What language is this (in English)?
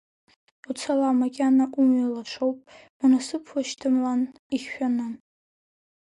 Abkhazian